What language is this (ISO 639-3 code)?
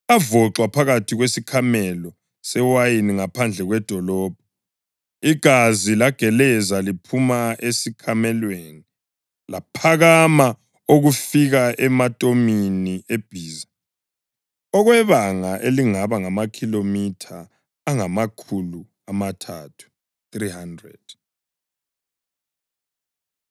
nde